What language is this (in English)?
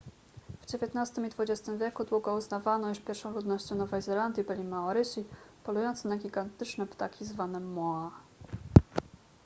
Polish